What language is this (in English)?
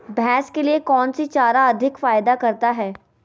Magahi